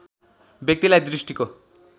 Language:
Nepali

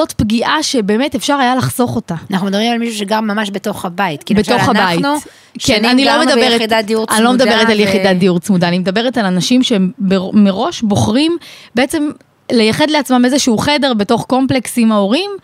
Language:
Hebrew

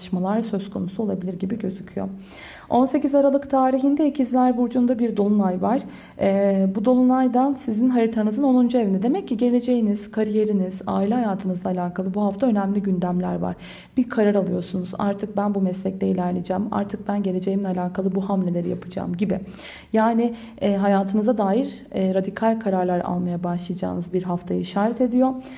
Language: Turkish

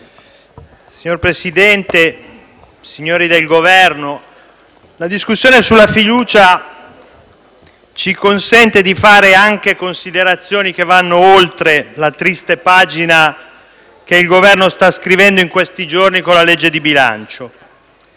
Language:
Italian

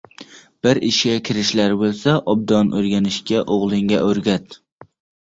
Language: Uzbek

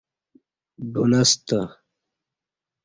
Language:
Kati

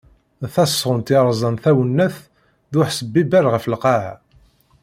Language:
Kabyle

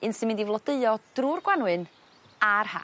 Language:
Welsh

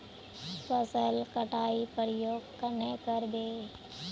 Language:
Magahi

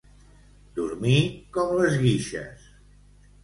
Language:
Catalan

